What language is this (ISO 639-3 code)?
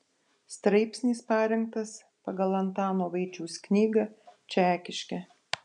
lit